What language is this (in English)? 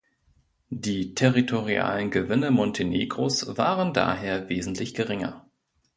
German